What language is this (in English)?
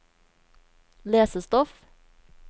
Norwegian